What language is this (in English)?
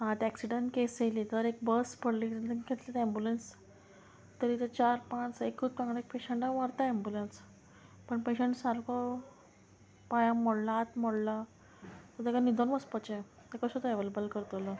Konkani